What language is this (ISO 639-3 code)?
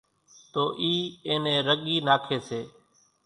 gjk